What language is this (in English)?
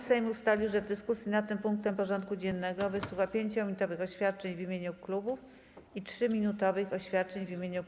Polish